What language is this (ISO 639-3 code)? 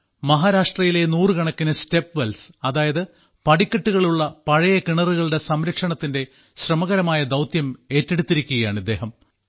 mal